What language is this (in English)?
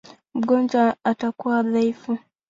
Swahili